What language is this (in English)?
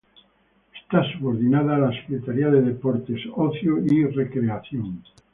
Spanish